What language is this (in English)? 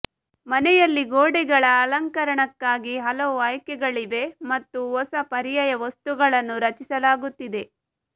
Kannada